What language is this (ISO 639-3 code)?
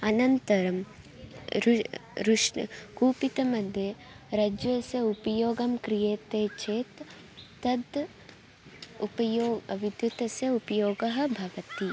san